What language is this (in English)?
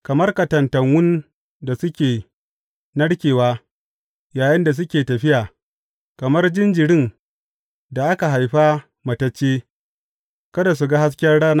Hausa